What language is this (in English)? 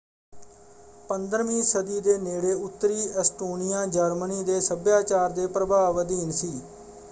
Punjabi